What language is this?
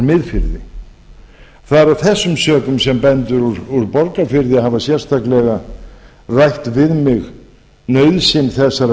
Icelandic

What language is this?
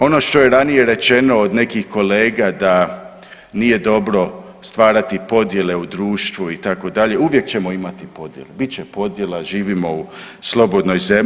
Croatian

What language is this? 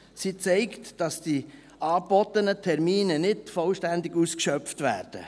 Swiss German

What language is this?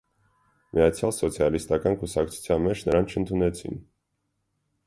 Armenian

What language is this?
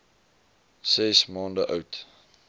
Afrikaans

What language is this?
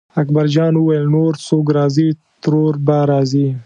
Pashto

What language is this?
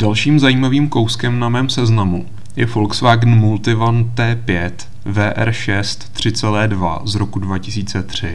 Czech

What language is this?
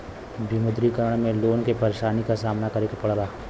Bhojpuri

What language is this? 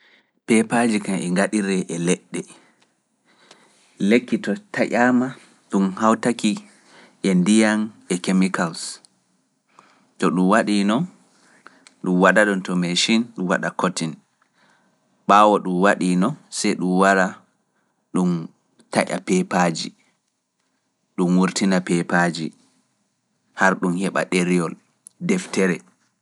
Fula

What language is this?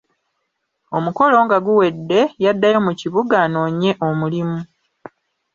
Ganda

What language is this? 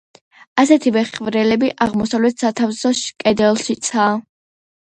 Georgian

